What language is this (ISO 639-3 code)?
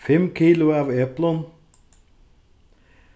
fao